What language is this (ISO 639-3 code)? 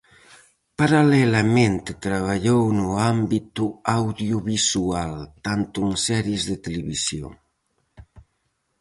glg